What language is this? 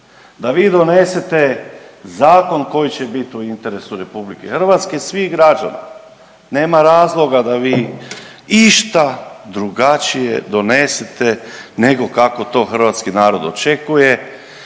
Croatian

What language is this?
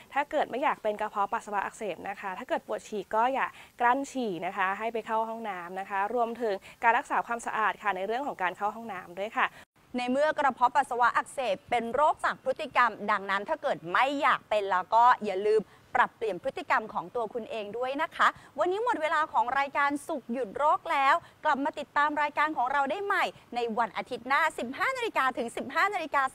Thai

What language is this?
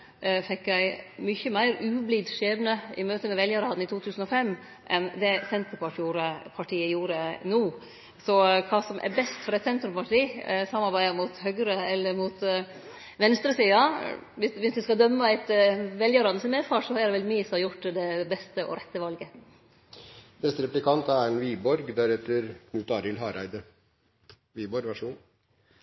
Norwegian Nynorsk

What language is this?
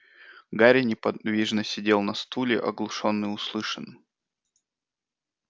Russian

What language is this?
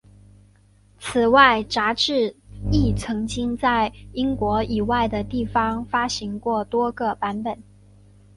Chinese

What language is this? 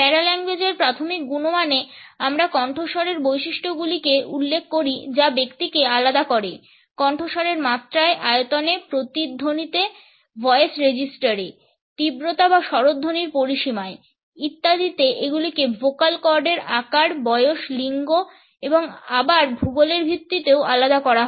Bangla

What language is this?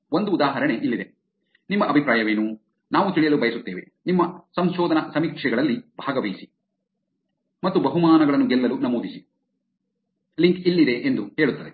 Kannada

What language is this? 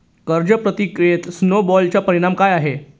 Marathi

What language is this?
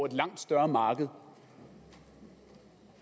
Danish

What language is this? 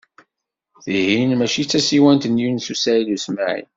Kabyle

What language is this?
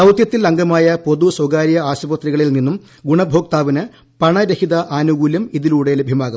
Malayalam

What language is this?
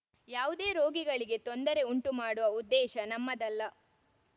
Kannada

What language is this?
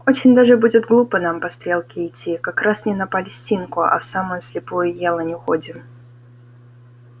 Russian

